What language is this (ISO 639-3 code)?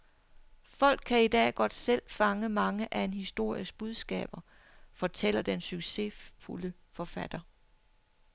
dan